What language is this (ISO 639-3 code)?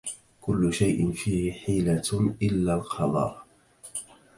ara